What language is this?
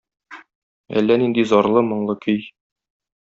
Tatar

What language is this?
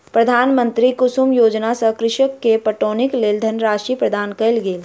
Maithili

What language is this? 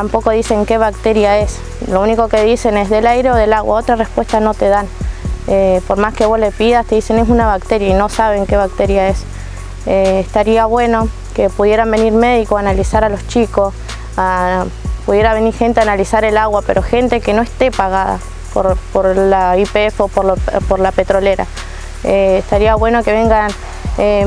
Spanish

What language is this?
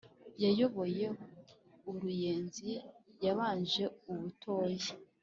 Kinyarwanda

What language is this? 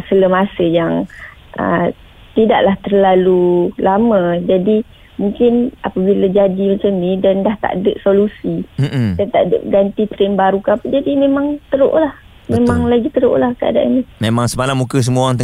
Malay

